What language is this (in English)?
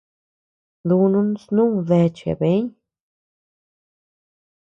Tepeuxila Cuicatec